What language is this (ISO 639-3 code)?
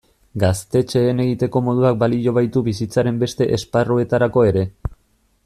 eus